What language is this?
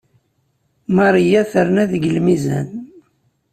Kabyle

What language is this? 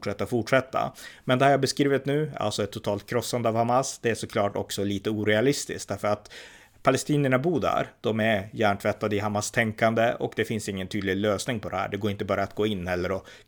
Swedish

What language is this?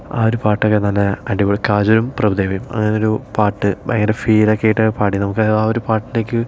Malayalam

